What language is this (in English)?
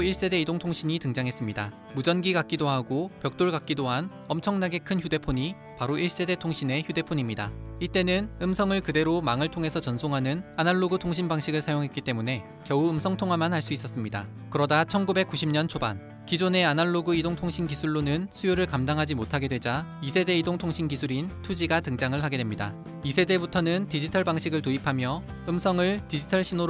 Korean